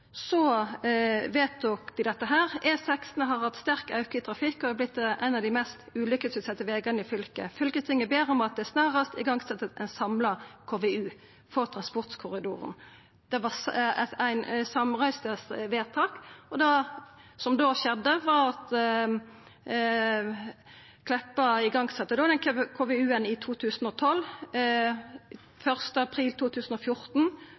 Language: Norwegian Nynorsk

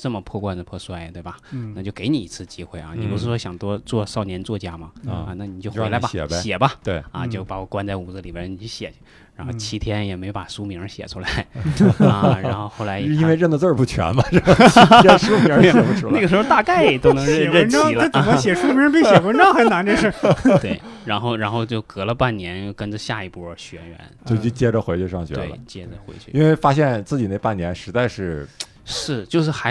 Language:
Chinese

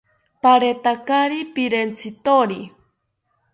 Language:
South Ucayali Ashéninka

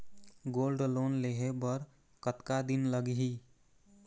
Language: Chhattisgarhi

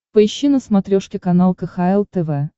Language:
Russian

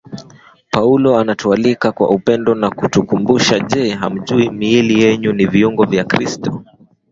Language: Swahili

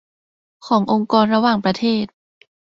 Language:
Thai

